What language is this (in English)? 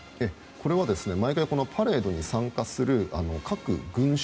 Japanese